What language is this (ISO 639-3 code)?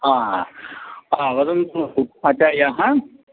san